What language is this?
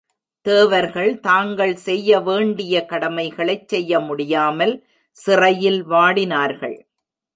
Tamil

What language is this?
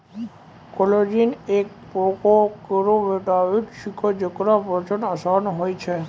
Maithili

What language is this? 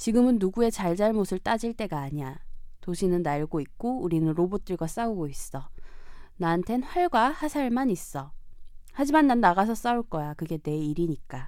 Korean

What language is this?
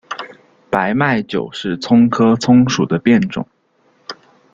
Chinese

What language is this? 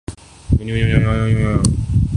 Urdu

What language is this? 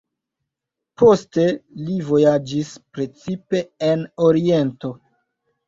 Esperanto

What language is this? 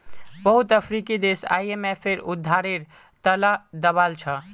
Magahi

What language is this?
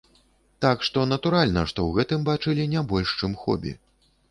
Belarusian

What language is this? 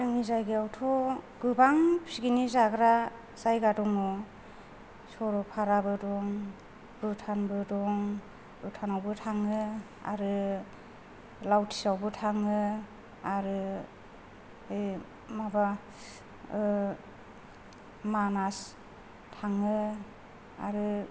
Bodo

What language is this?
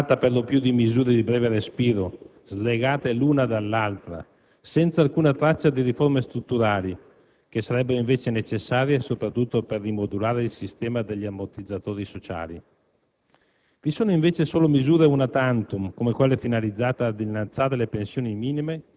Italian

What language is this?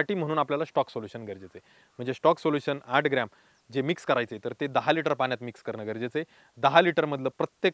Romanian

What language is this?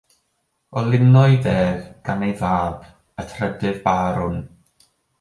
Welsh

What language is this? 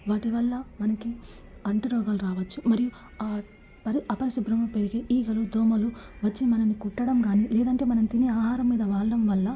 Telugu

